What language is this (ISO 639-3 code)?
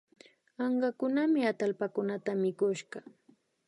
qvi